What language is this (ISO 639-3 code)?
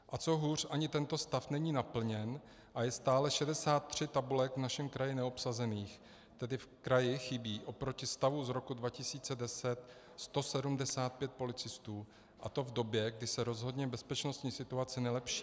ces